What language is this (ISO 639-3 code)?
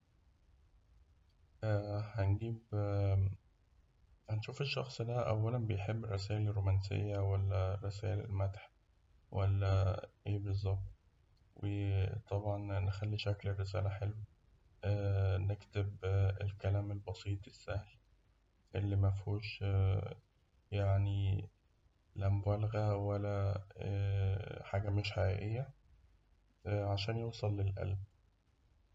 arz